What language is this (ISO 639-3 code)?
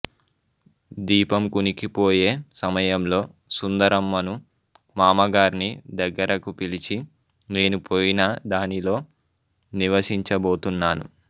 tel